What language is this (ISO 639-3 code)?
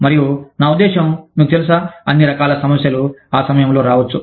tel